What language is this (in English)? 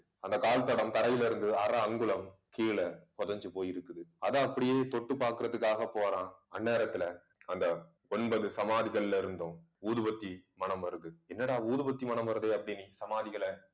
Tamil